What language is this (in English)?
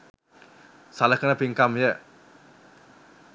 Sinhala